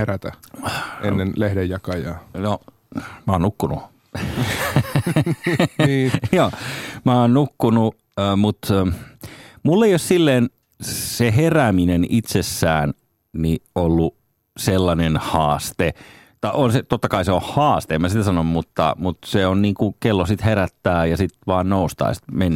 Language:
Finnish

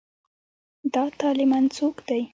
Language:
Pashto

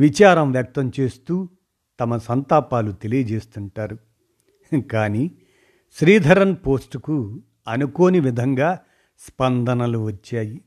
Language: Telugu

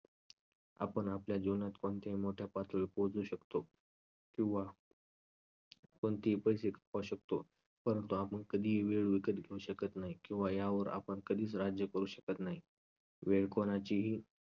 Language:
Marathi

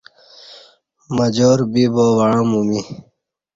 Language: Kati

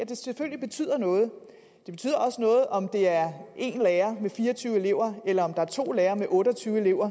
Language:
Danish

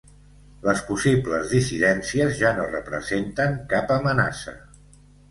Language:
Catalan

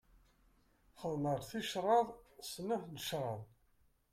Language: Kabyle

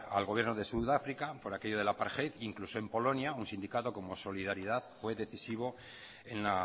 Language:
Spanish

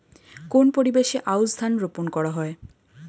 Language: Bangla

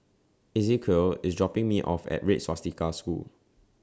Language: English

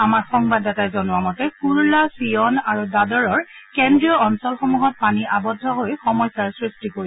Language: Assamese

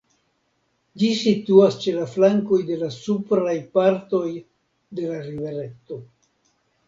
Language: Esperanto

